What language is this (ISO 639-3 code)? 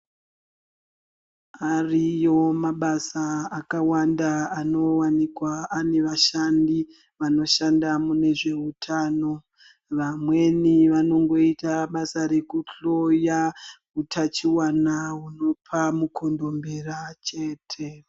ndc